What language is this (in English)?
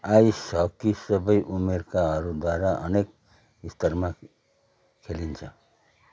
Nepali